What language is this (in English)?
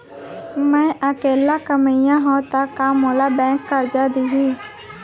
Chhattisgarhi